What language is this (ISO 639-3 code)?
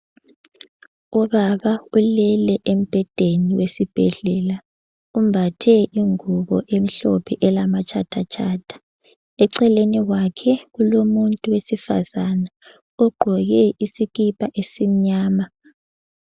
nde